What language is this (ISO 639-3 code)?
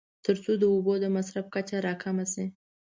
pus